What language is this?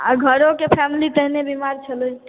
Maithili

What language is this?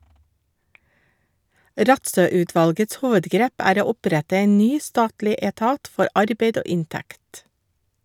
Norwegian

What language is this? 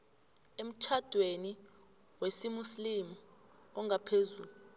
South Ndebele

